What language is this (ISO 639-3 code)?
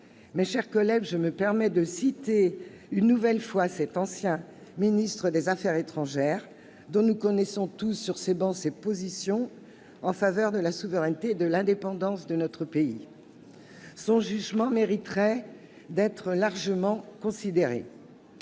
fra